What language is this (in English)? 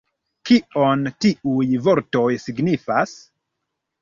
Esperanto